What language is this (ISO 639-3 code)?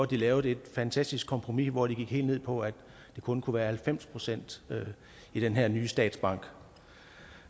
dan